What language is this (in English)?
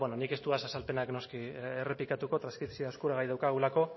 Basque